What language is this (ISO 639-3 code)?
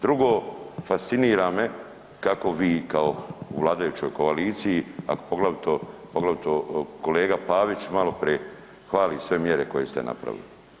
hrv